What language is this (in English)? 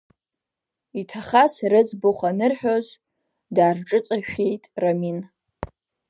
Abkhazian